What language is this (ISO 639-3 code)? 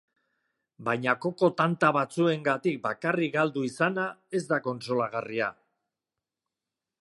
eus